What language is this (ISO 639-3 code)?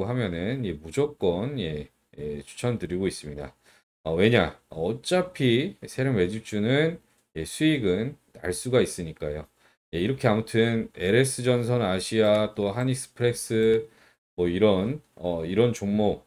kor